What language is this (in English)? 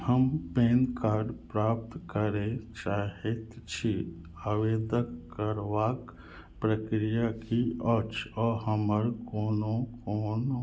Maithili